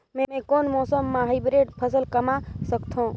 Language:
Chhattisgarhi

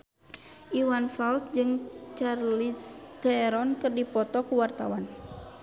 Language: Sundanese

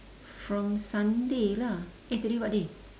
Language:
English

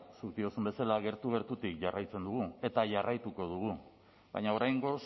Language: Basque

